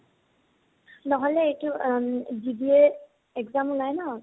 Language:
Assamese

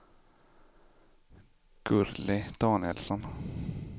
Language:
Swedish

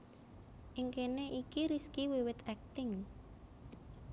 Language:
Javanese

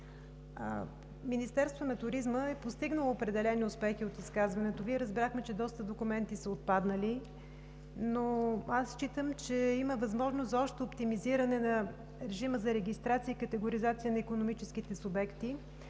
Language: Bulgarian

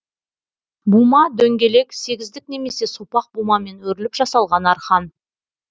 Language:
Kazakh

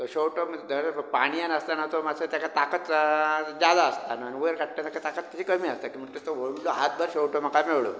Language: Konkani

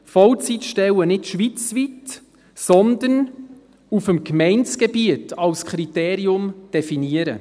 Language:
Swiss German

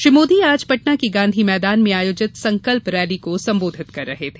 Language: Hindi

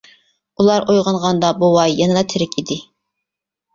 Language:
Uyghur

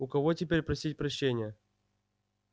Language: Russian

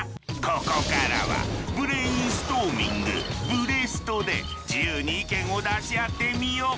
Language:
Japanese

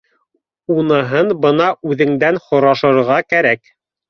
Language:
Bashkir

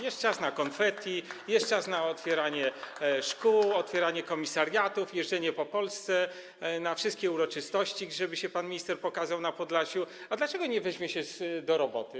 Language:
Polish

